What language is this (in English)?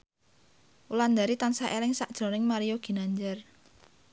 Javanese